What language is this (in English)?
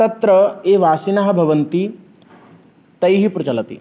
Sanskrit